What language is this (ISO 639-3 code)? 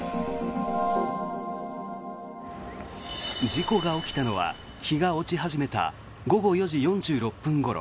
jpn